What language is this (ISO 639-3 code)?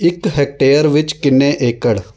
pan